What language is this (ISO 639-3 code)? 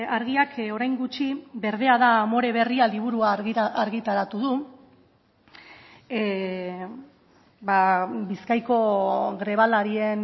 eus